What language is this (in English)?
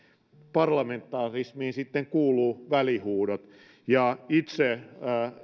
Finnish